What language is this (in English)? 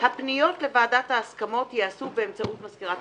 Hebrew